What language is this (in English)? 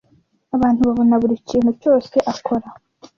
Kinyarwanda